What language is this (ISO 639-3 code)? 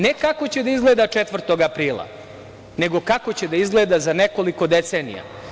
srp